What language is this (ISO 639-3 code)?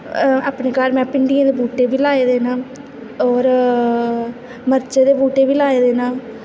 doi